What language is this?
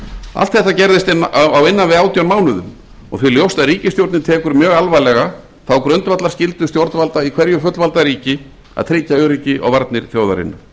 Icelandic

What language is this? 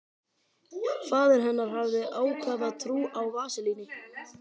Icelandic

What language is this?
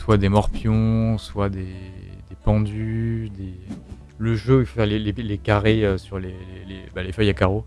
French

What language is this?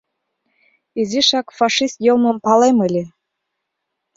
Mari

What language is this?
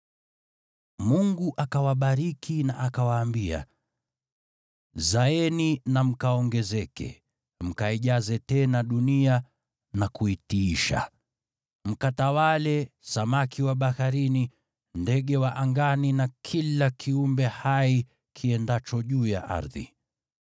Swahili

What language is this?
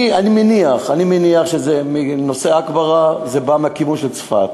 Hebrew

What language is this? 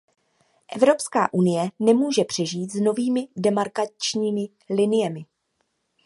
Czech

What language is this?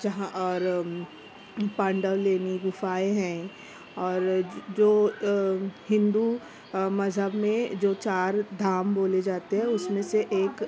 Urdu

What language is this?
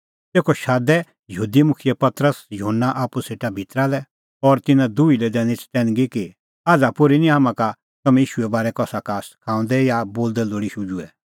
Kullu Pahari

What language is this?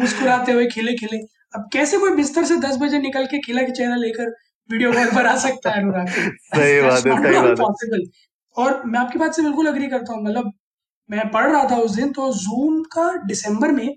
Hindi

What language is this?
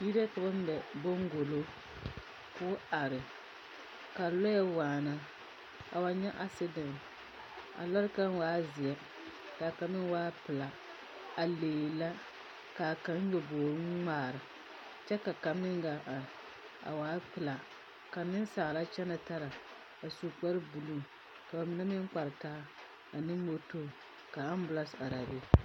Southern Dagaare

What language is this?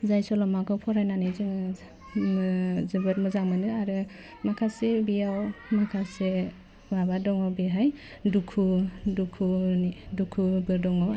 Bodo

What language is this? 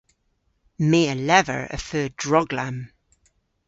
Cornish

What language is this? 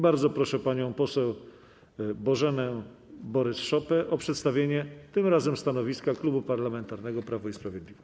Polish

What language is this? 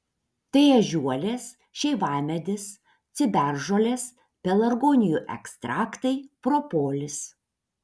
Lithuanian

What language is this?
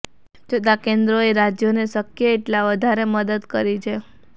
Gujarati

